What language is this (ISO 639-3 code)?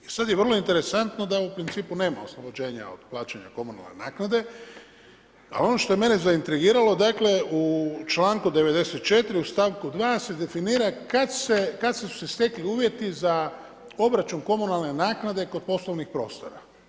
hrv